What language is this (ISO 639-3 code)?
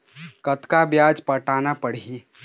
hne